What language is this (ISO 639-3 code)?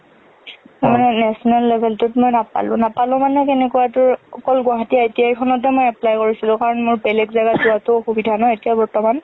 asm